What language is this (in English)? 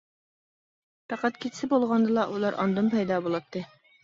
Uyghur